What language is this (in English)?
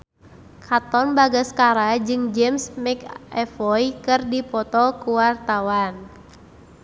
Sundanese